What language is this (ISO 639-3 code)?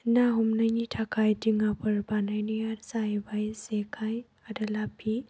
brx